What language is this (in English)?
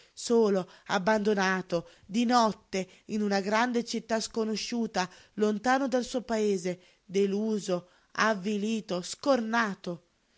Italian